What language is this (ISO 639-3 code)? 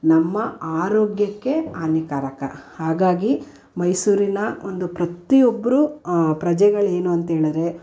kan